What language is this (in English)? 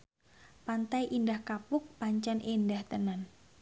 Javanese